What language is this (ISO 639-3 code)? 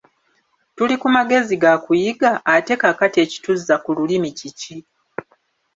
lug